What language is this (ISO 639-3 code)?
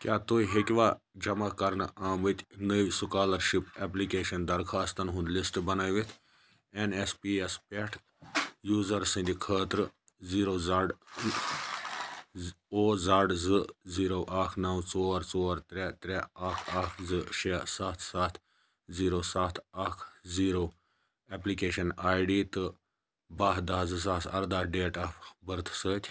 kas